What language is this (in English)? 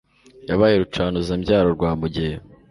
Kinyarwanda